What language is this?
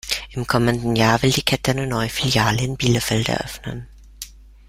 German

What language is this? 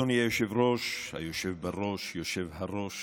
Hebrew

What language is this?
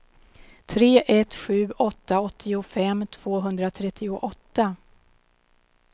Swedish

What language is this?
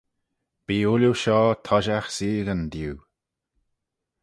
Manx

